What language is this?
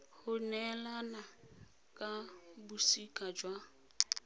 Tswana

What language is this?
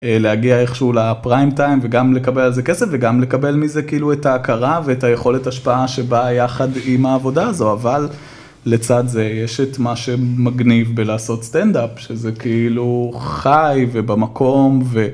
Hebrew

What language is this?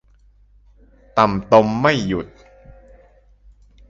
Thai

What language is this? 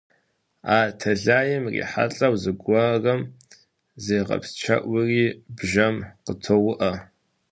Kabardian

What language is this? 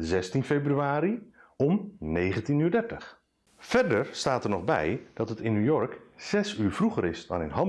Dutch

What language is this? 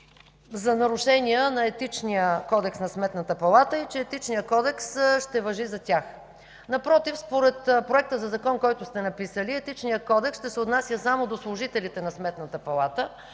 Bulgarian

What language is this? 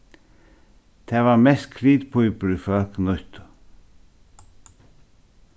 Faroese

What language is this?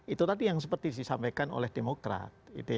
Indonesian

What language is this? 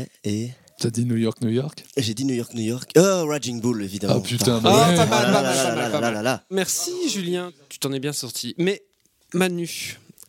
French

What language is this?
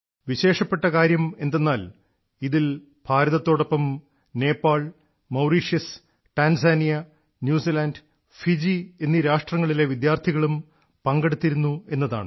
Malayalam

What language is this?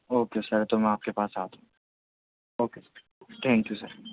Urdu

